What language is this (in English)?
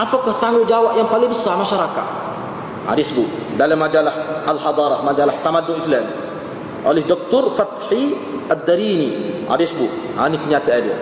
Malay